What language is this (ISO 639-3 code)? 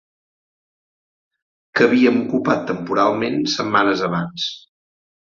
cat